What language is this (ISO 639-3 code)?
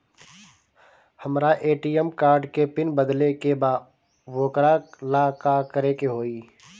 bho